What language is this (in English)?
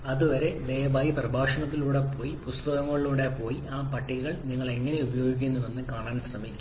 Malayalam